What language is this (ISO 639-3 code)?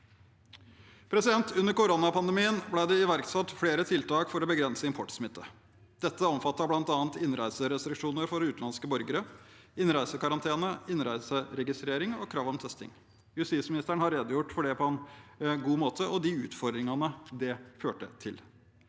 nor